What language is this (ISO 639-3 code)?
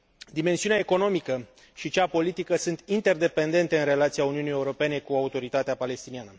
ron